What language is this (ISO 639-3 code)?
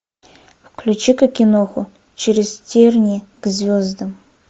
rus